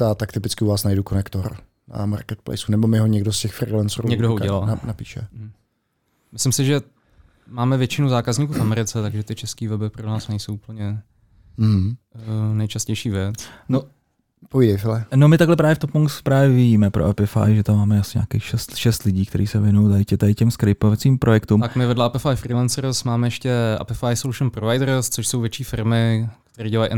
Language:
Czech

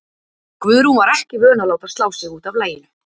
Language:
Icelandic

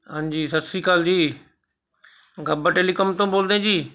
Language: Punjabi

